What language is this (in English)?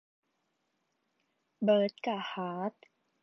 Thai